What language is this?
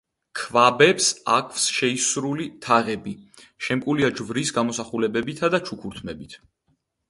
Georgian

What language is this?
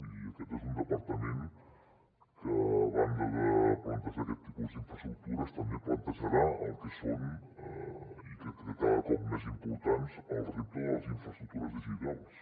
Catalan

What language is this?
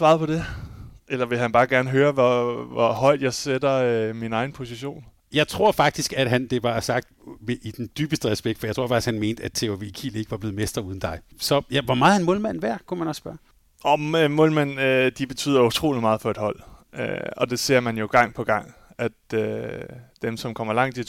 Danish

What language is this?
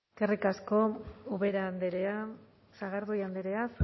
Basque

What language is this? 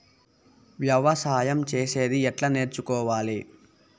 Telugu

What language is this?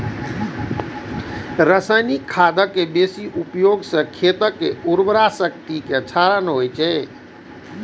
Maithili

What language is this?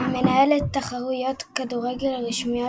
Hebrew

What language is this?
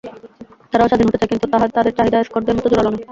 Bangla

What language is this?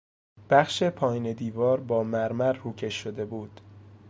Persian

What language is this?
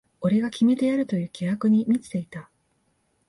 Japanese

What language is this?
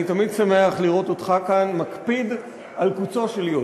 Hebrew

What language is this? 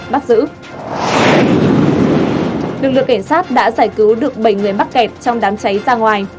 Vietnamese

